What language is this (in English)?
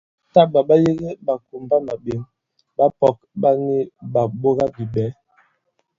Bankon